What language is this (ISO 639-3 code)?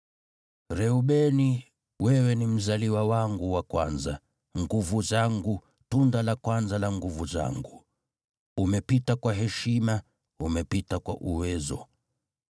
swa